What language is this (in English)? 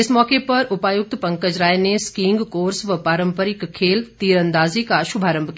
Hindi